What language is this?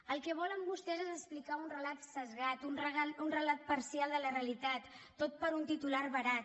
Catalan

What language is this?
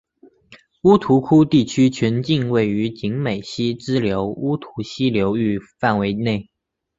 Chinese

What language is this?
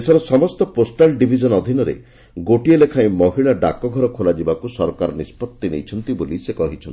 Odia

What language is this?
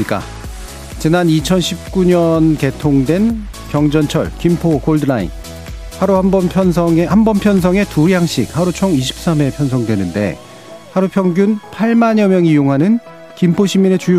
Korean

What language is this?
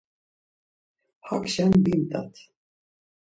Laz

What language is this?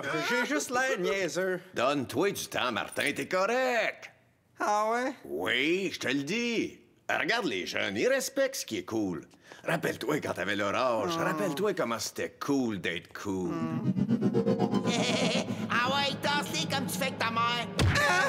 French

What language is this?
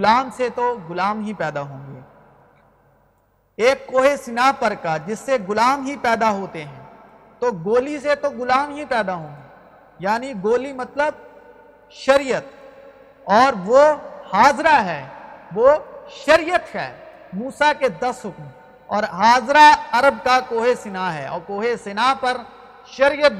Urdu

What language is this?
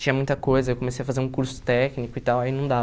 Portuguese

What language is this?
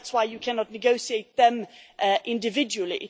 English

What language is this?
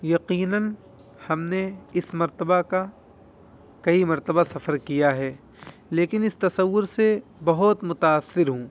Urdu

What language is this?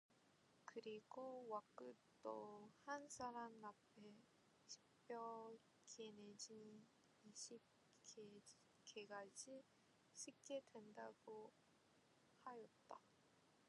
Korean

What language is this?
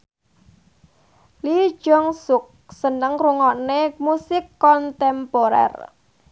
Javanese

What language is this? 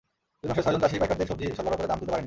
Bangla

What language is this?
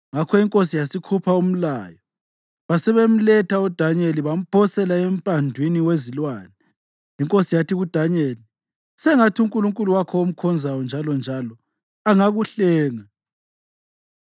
North Ndebele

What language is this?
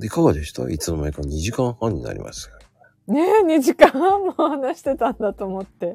Japanese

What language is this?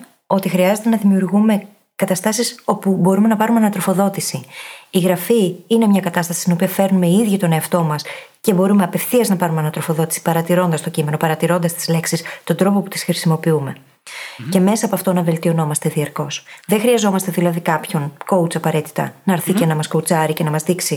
Greek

